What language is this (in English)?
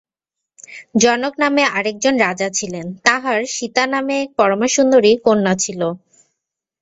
Bangla